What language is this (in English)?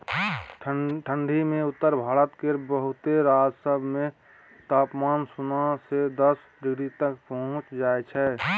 Maithili